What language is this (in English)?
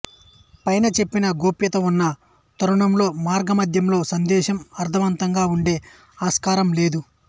Telugu